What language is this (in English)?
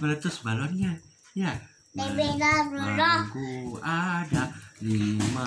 Indonesian